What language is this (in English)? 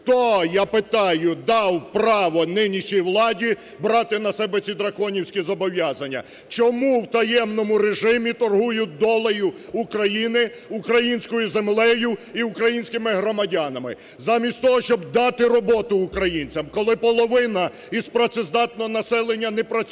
Ukrainian